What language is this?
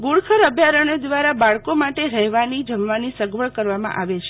Gujarati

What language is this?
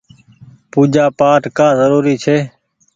Goaria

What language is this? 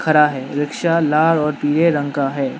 Hindi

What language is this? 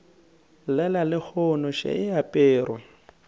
Northern Sotho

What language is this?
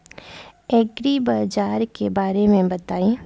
Bhojpuri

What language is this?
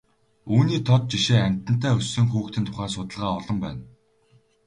Mongolian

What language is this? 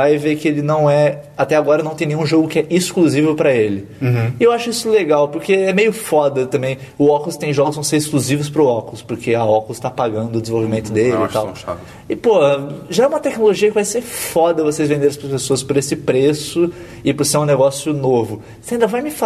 Portuguese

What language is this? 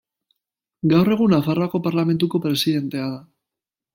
Basque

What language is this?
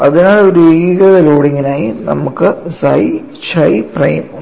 Malayalam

